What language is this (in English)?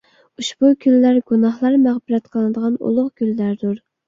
Uyghur